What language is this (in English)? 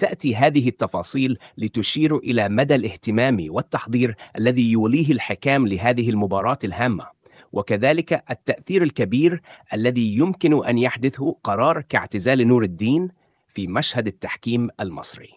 Arabic